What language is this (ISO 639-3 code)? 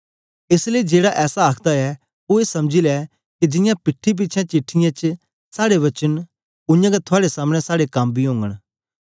doi